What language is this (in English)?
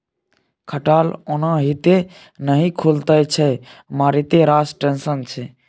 Maithili